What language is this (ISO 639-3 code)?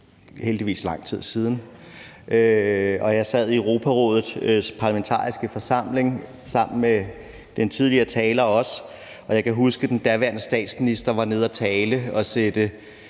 dan